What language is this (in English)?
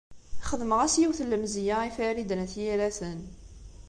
Kabyle